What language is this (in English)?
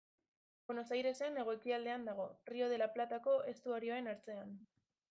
Basque